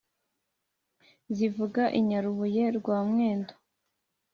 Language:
Kinyarwanda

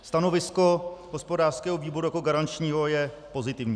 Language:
Czech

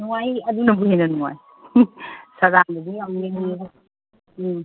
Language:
Manipuri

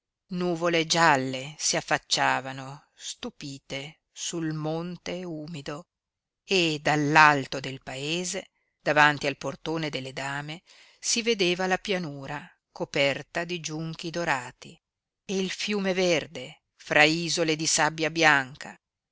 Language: Italian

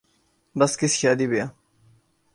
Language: Urdu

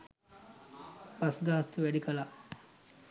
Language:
Sinhala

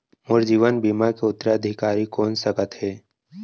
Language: Chhattisgarhi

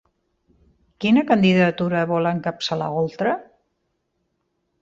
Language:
Catalan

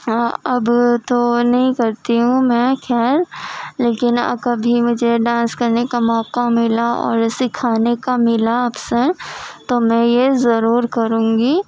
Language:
Urdu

